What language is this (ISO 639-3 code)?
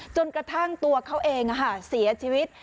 tha